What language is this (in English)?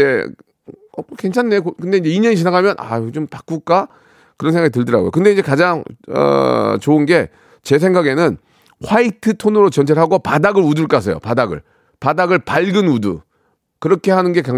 Korean